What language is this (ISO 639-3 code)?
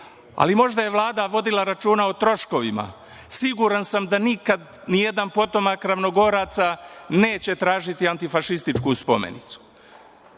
srp